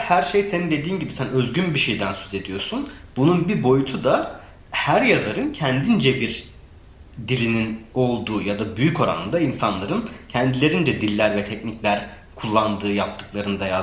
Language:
Turkish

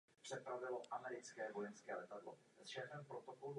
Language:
Czech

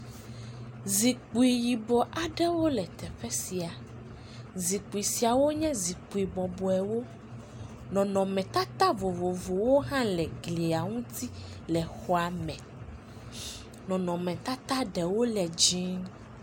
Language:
Ewe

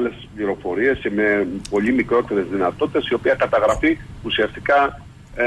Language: Greek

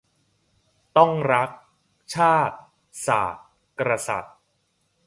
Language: Thai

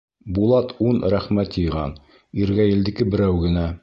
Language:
Bashkir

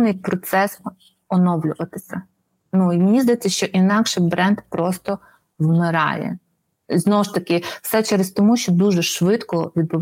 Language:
Ukrainian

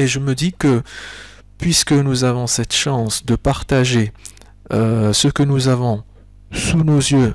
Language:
French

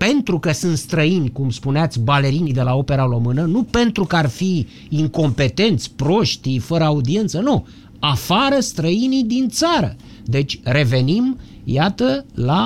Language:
Romanian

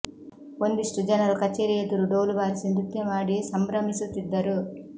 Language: Kannada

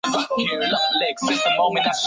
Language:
Chinese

